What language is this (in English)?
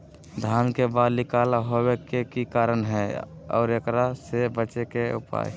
Magahi